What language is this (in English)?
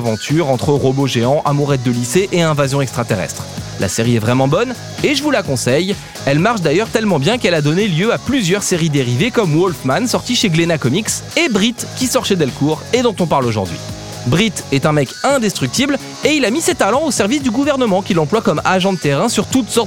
French